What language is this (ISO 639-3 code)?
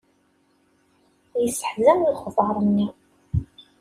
kab